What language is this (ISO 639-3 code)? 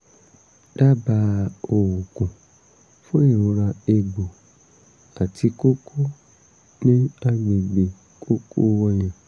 yor